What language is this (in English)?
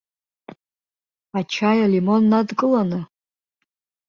Abkhazian